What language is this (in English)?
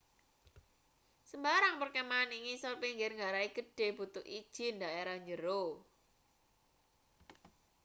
Javanese